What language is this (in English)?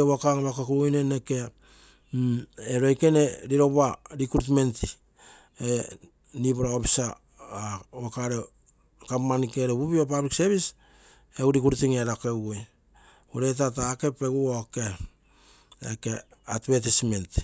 Terei